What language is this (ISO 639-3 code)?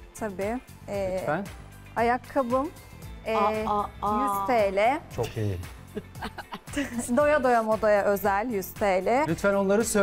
tur